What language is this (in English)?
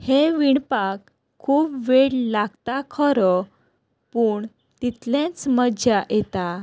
Konkani